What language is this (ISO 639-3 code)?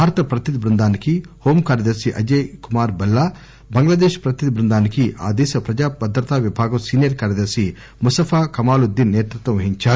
tel